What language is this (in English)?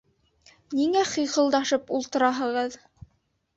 Bashkir